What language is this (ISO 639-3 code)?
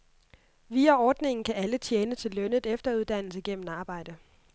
dan